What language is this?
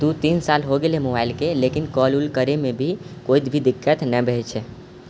Maithili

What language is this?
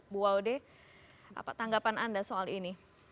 Indonesian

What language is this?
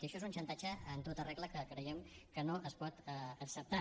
Catalan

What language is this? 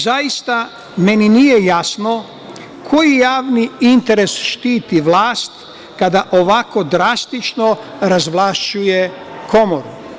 Serbian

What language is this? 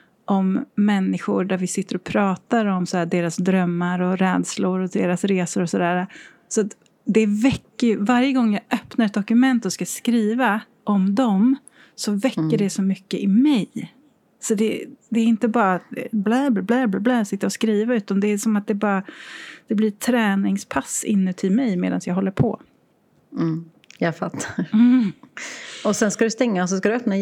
Swedish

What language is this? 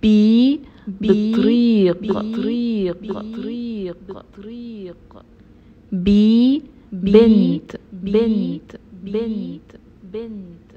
Arabic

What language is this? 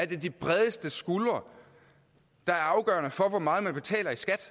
Danish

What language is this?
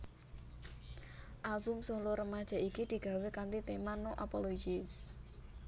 Javanese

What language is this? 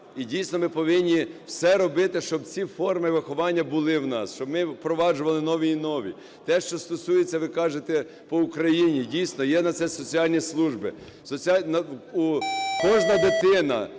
Ukrainian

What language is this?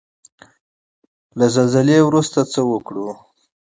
Pashto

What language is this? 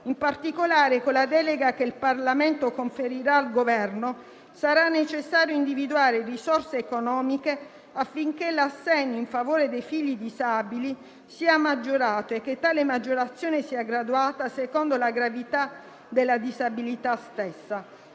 Italian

